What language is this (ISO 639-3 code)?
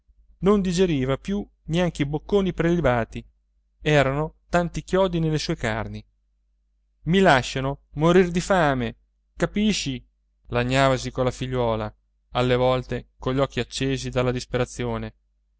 ita